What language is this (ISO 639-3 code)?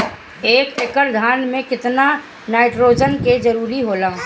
bho